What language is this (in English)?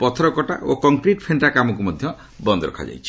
Odia